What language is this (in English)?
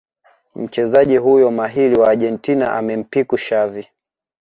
Swahili